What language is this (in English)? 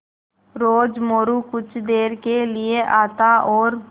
Hindi